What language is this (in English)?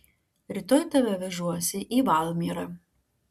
Lithuanian